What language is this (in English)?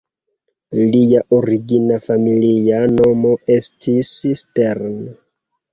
Esperanto